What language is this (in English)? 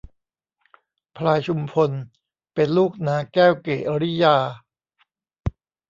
Thai